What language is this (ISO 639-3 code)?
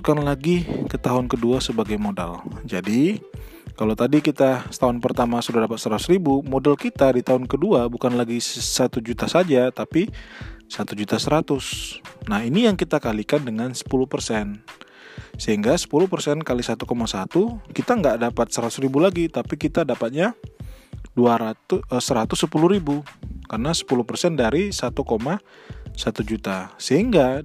ind